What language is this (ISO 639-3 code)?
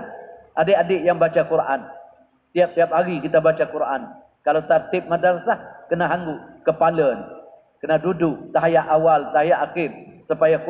msa